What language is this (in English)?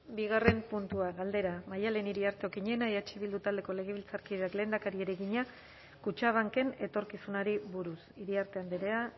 Basque